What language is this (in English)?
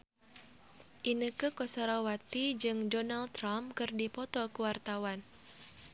Sundanese